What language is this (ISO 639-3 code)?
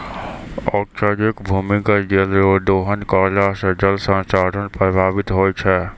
mai